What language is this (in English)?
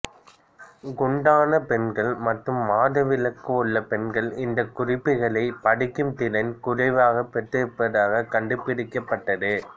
Tamil